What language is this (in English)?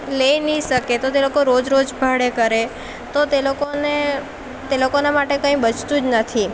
Gujarati